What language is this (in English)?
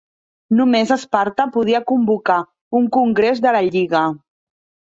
Catalan